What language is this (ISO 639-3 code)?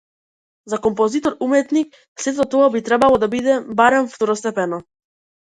mkd